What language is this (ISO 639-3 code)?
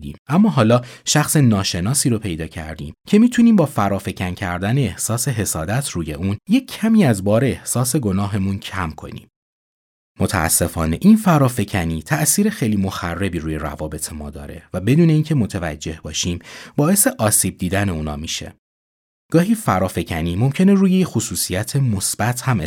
fas